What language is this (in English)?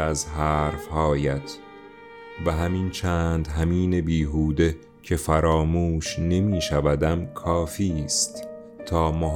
Persian